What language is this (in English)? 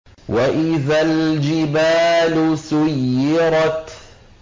Arabic